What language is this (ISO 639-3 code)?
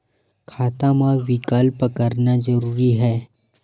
hne